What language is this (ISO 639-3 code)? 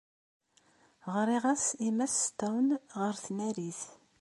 kab